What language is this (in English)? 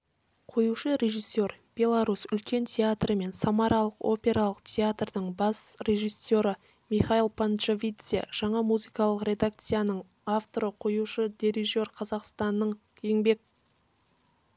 Kazakh